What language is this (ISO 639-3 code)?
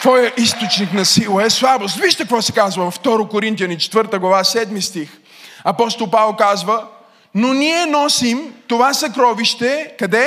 bul